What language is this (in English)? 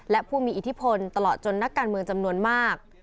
Thai